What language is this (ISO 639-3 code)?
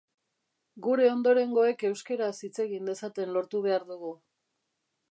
eus